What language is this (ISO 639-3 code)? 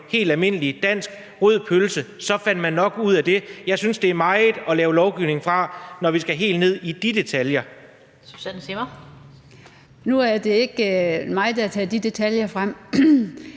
dan